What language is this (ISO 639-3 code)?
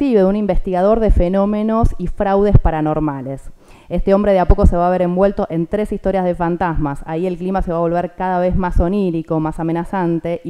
spa